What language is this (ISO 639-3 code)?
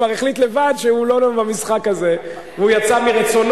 heb